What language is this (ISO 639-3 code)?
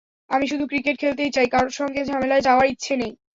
ben